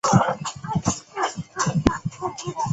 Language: Chinese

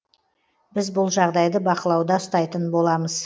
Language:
Kazakh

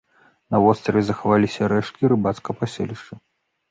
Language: Belarusian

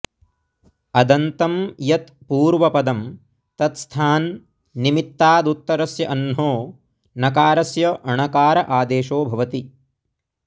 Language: Sanskrit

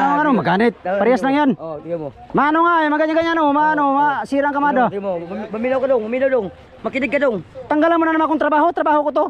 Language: Filipino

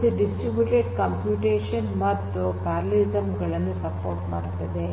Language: Kannada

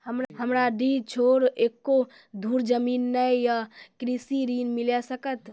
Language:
Maithili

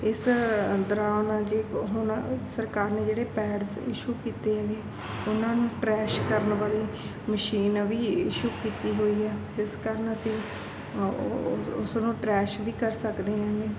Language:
Punjabi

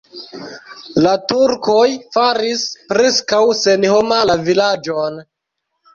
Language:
Esperanto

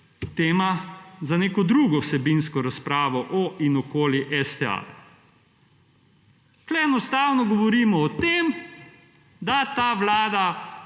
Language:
Slovenian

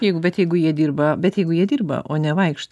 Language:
Lithuanian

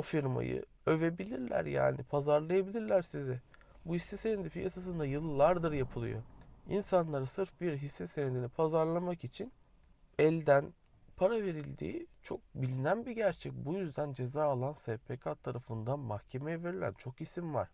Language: Turkish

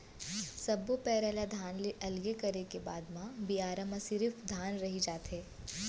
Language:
Chhattisgarhi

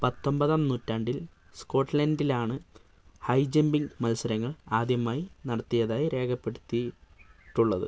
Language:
Malayalam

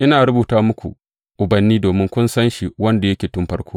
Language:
Hausa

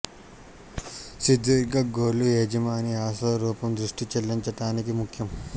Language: Telugu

